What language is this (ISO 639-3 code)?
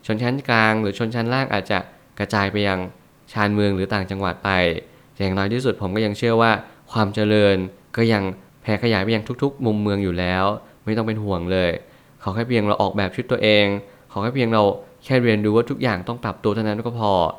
tha